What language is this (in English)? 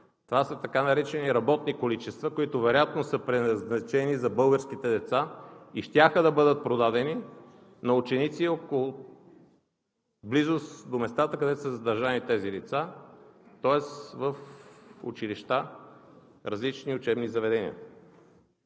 Bulgarian